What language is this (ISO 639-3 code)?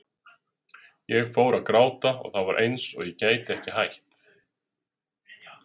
isl